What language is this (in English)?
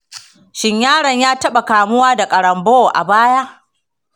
Hausa